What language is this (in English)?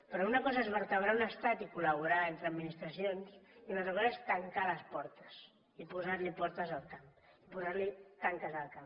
Catalan